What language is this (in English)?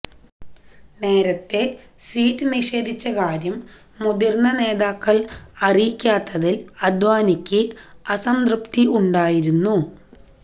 Malayalam